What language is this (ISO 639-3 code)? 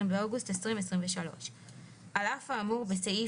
heb